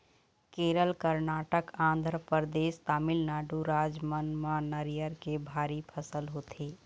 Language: Chhattisgarhi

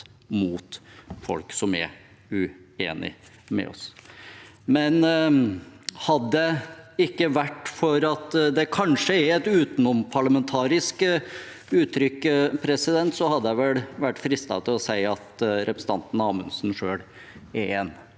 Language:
Norwegian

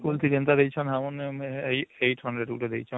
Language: Odia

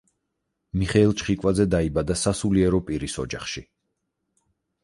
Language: Georgian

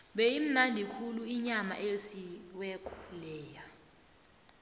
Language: South Ndebele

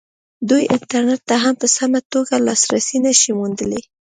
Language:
Pashto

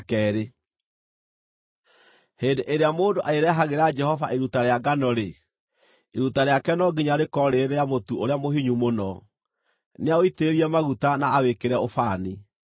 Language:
Kikuyu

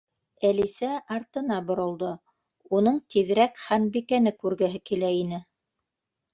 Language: Bashkir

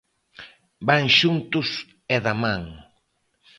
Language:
Galician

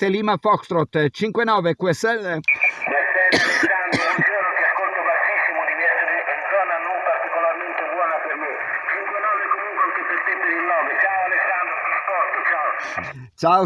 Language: Italian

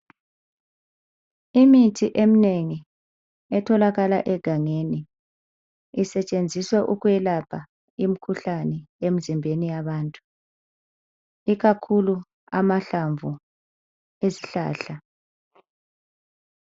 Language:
North Ndebele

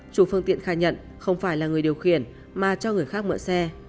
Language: Vietnamese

